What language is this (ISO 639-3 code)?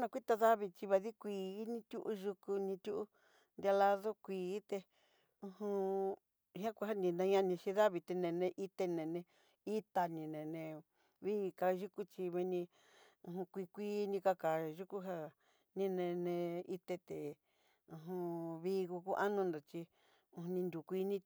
mxy